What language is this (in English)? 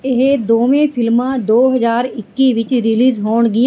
Punjabi